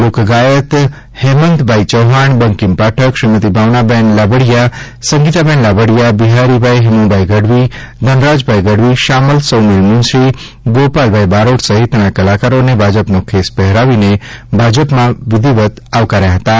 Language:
Gujarati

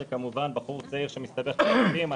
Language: Hebrew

